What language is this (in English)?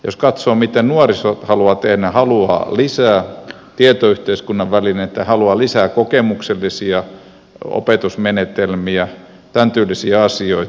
Finnish